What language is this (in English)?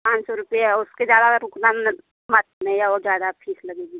Hindi